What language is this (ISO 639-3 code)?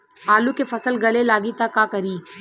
bho